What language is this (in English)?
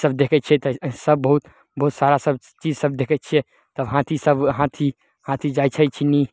Maithili